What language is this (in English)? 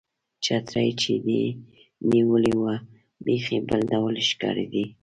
Pashto